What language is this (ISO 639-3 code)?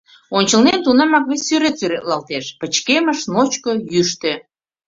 chm